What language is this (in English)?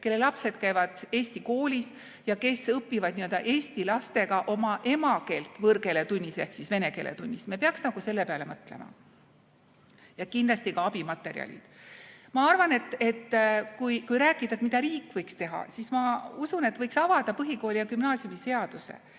Estonian